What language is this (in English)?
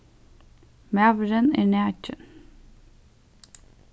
Faroese